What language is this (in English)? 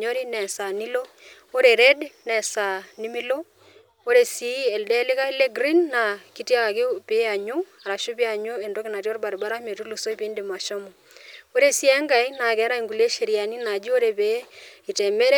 Masai